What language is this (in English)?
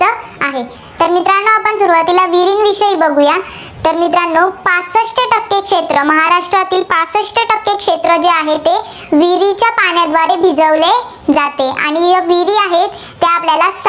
Marathi